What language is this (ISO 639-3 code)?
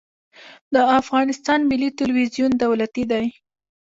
pus